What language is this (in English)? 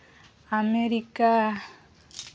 Santali